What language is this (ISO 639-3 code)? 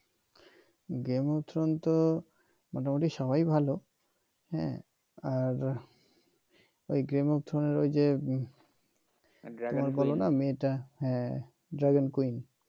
ben